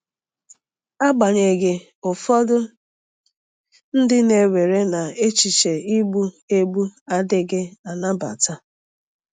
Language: Igbo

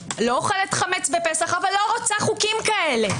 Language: Hebrew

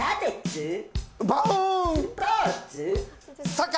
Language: Japanese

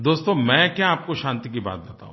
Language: Hindi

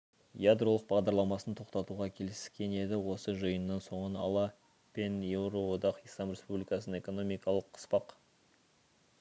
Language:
Kazakh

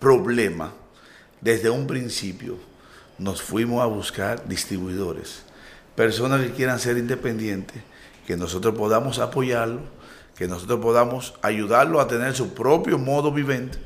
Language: Spanish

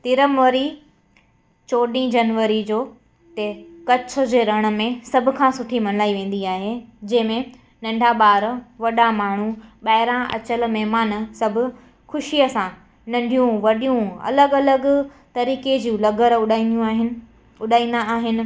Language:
Sindhi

